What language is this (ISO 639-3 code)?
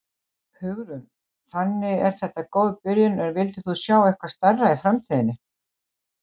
isl